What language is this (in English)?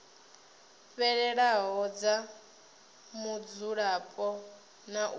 Venda